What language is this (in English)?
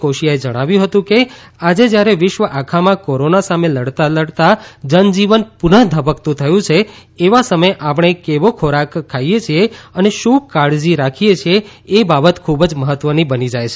Gujarati